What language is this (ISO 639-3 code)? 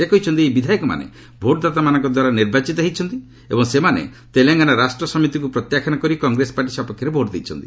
ori